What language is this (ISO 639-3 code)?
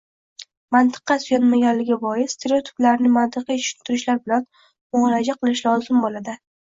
uzb